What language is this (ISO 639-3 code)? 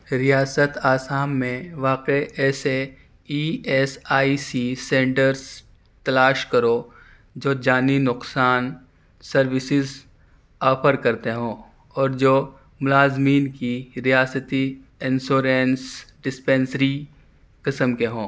urd